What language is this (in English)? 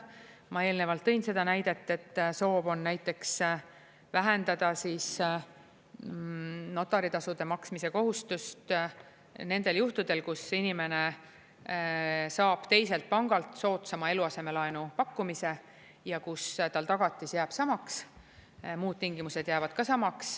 Estonian